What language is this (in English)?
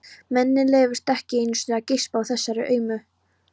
Icelandic